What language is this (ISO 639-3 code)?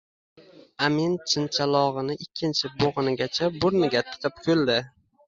uzb